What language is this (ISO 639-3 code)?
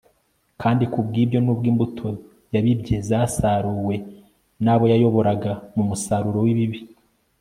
kin